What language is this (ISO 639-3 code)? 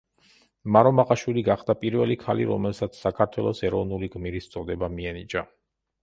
kat